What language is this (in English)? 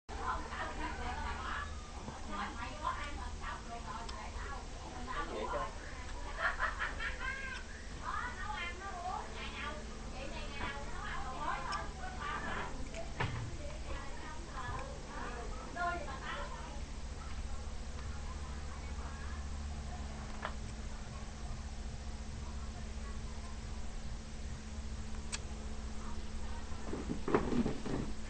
Vietnamese